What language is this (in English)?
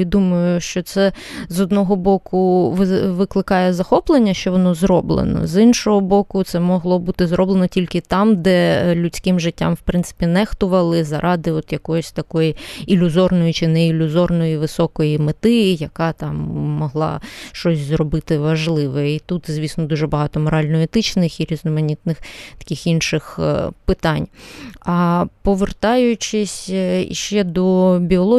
Ukrainian